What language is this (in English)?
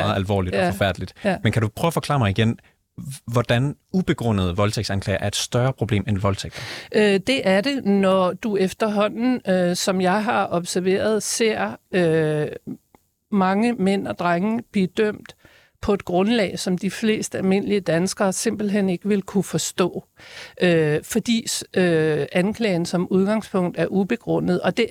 Danish